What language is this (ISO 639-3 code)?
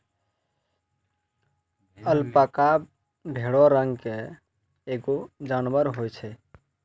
mai